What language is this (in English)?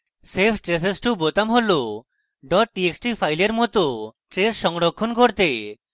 Bangla